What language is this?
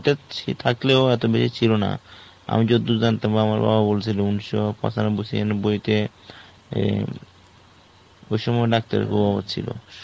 Bangla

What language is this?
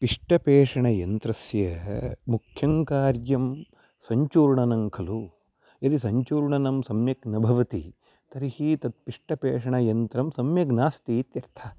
Sanskrit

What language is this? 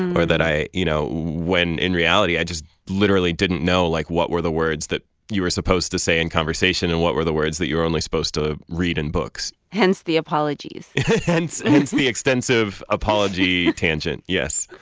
English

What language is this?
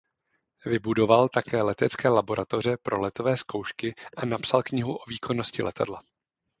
Czech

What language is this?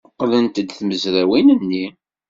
Kabyle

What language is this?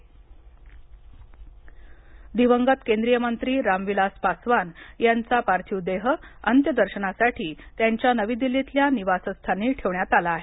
Marathi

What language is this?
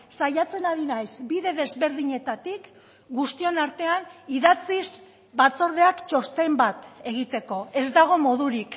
Basque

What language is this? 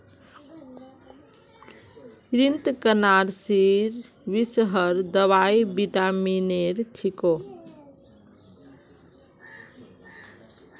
Magahi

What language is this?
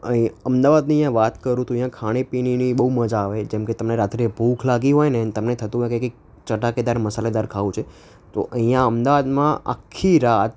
Gujarati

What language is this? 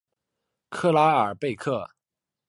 Chinese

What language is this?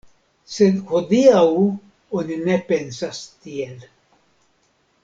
Esperanto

